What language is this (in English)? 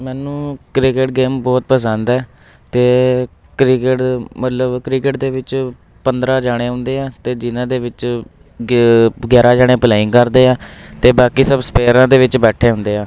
Punjabi